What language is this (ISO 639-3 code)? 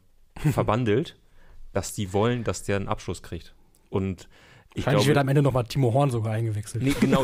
deu